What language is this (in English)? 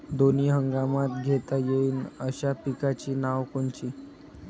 Marathi